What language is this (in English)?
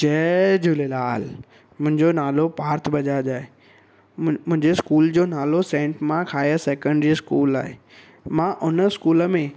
Sindhi